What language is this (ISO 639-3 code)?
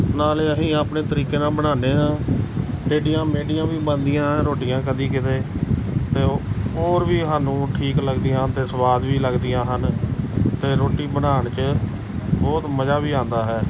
pan